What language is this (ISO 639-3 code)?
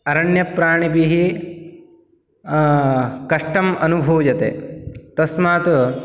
san